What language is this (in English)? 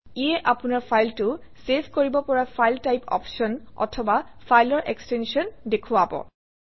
Assamese